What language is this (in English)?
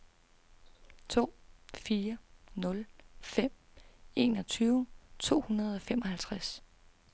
Danish